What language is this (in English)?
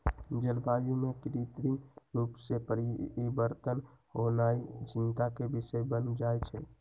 Magahi